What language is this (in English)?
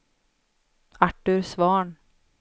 Swedish